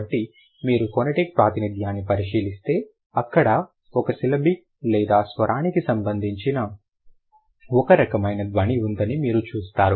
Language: Telugu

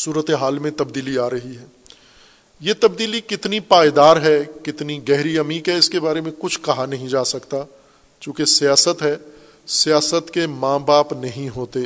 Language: Urdu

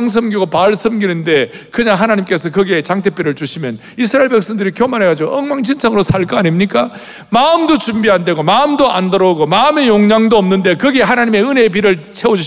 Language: Korean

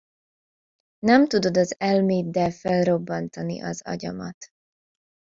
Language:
Hungarian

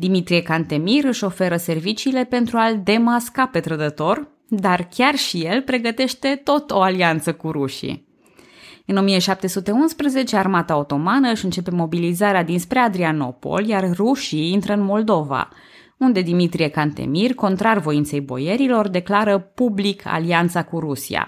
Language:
Romanian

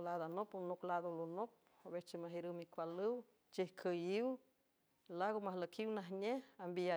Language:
San Francisco Del Mar Huave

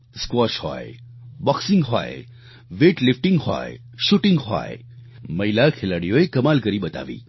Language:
Gujarati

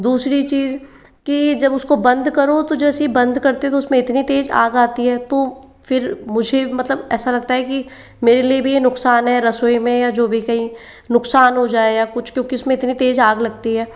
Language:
Hindi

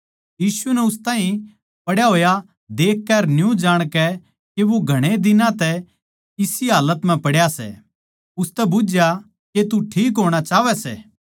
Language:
Haryanvi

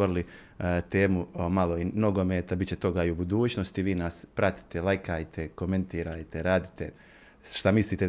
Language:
Croatian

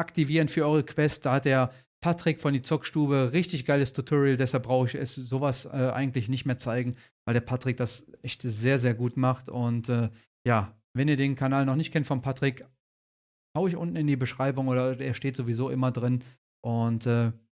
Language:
German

